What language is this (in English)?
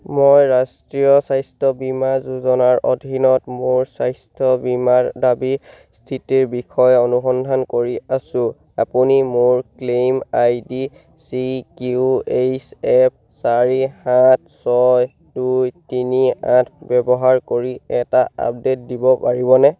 Assamese